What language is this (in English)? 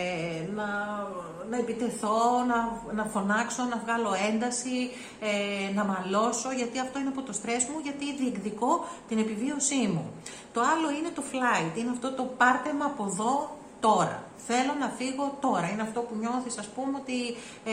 Greek